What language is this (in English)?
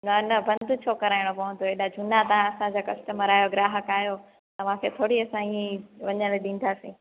Sindhi